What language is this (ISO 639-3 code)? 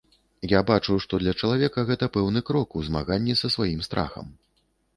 bel